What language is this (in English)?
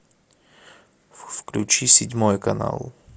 Russian